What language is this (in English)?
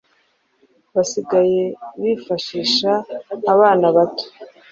Kinyarwanda